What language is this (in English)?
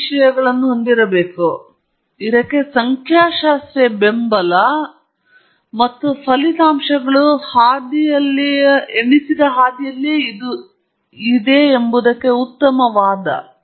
Kannada